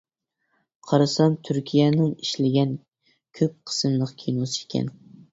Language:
Uyghur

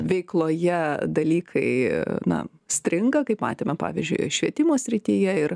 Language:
Lithuanian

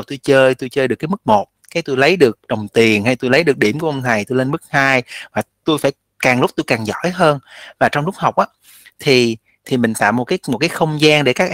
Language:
Vietnamese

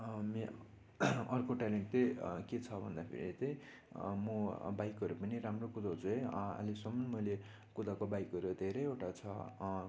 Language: Nepali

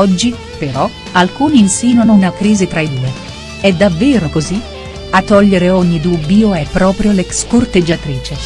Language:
Italian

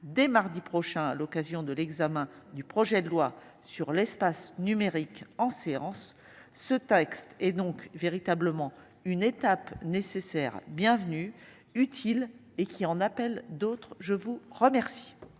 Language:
French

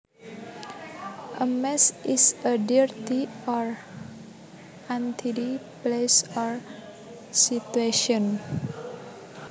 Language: Javanese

